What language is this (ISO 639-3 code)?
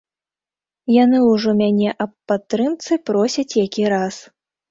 bel